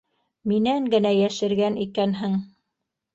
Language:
Bashkir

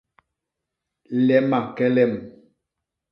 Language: Basaa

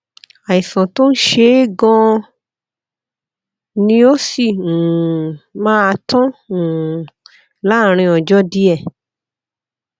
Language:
Yoruba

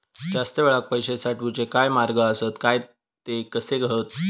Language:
Marathi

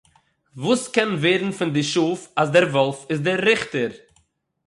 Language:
Yiddish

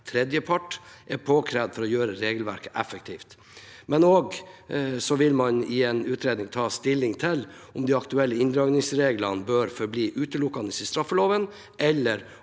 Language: Norwegian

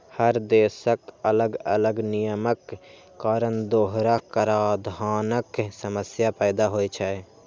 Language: Maithili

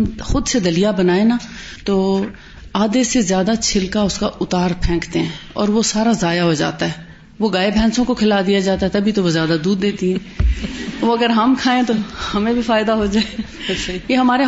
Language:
Urdu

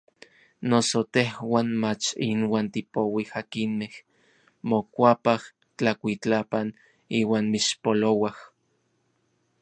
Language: Orizaba Nahuatl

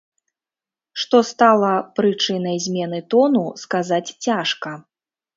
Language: Belarusian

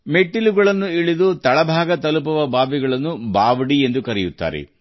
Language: Kannada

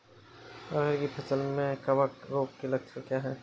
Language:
Hindi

